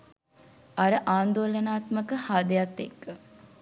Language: Sinhala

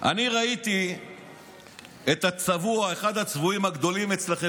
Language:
Hebrew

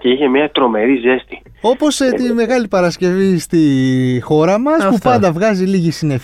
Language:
Greek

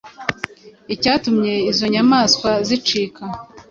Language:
Kinyarwanda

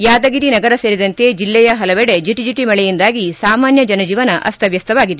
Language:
Kannada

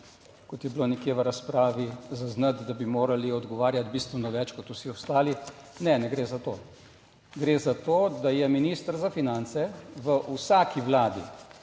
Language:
Slovenian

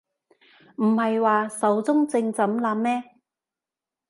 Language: Cantonese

